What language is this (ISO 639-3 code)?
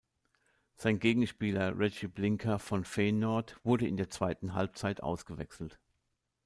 deu